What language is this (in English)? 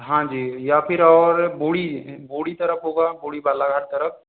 Hindi